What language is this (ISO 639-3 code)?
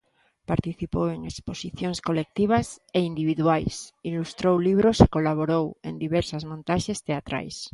glg